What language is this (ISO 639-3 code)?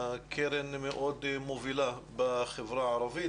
heb